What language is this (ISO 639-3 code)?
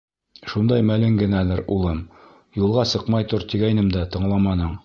bak